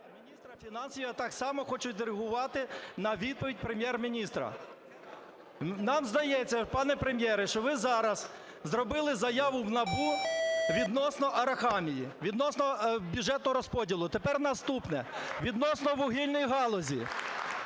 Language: Ukrainian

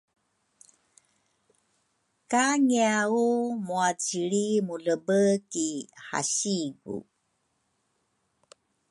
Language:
Rukai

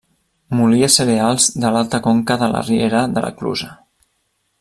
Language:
Catalan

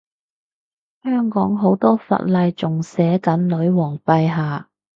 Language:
Cantonese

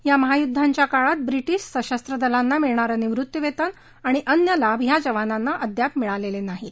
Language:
Marathi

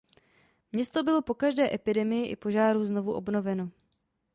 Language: Czech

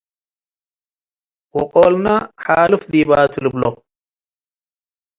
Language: Tigre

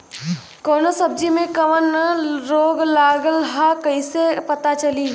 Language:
Bhojpuri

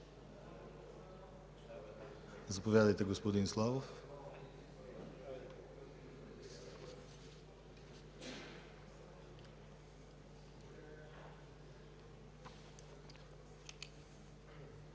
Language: Bulgarian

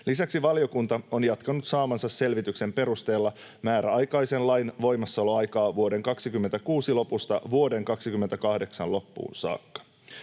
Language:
Finnish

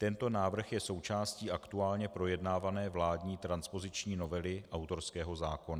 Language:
Czech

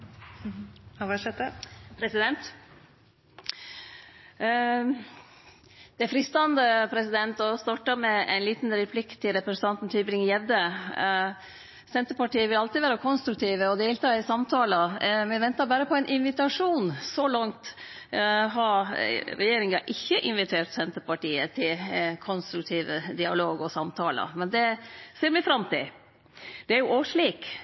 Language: Norwegian Nynorsk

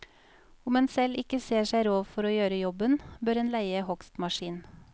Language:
Norwegian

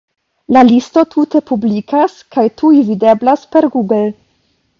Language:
Esperanto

